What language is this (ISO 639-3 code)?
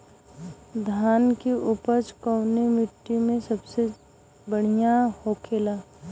bho